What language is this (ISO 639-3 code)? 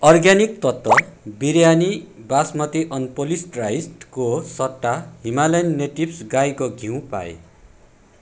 nep